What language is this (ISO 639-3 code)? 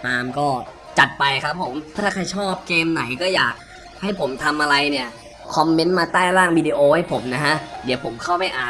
tha